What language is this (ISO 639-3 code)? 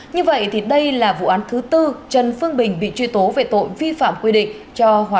vie